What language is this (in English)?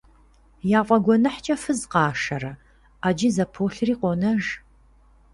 Kabardian